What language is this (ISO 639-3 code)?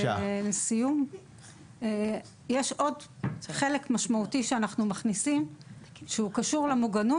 heb